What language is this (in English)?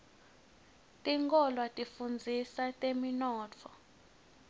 Swati